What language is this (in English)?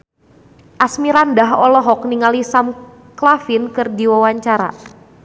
Sundanese